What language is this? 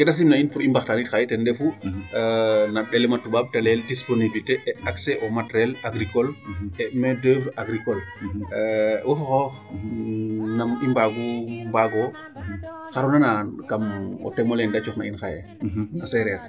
Serer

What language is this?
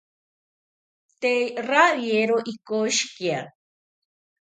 South Ucayali Ashéninka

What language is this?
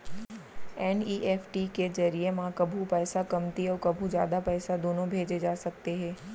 Chhattisgarhi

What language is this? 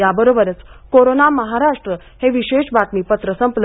Marathi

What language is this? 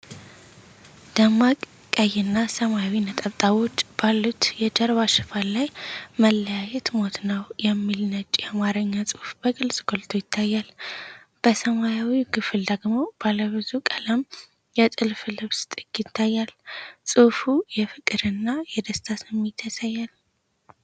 Amharic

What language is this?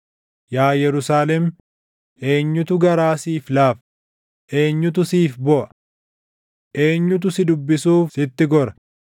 Oromo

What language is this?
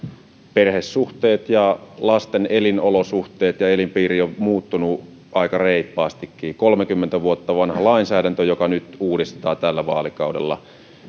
Finnish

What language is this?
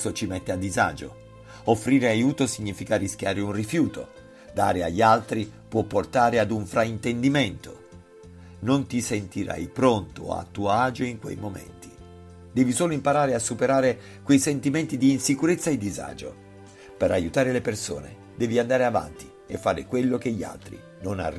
Italian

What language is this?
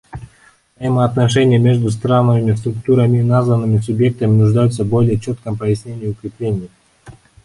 Russian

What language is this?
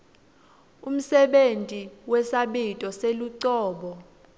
Swati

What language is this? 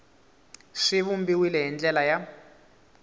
Tsonga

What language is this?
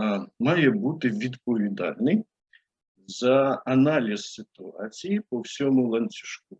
Ukrainian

